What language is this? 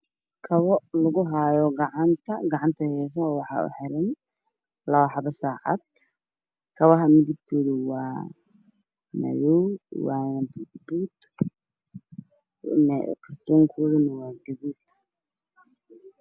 Somali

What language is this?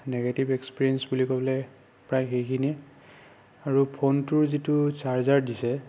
Assamese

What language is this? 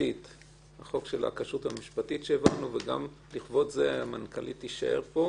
Hebrew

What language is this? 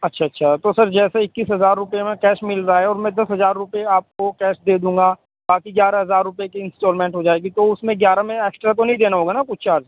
Urdu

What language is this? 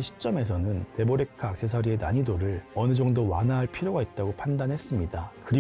Korean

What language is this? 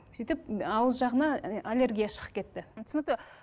Kazakh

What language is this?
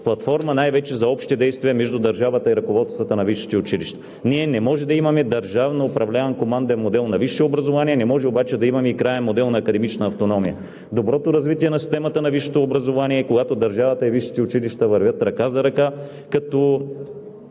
Bulgarian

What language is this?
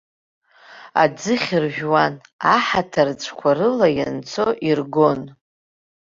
Abkhazian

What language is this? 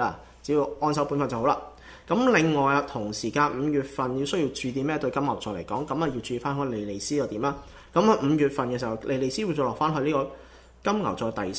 Chinese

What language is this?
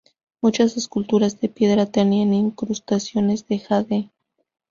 Spanish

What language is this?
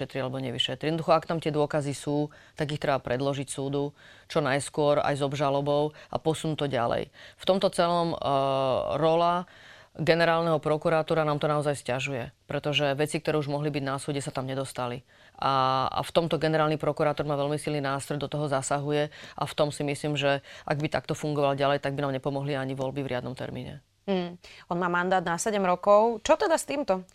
Slovak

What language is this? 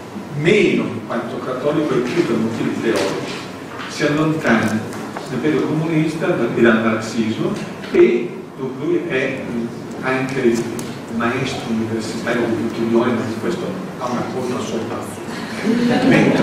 Italian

